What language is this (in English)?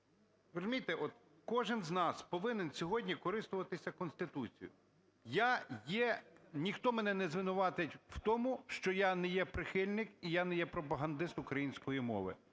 Ukrainian